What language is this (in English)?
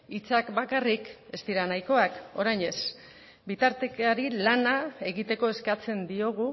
Basque